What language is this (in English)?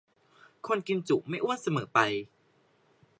Thai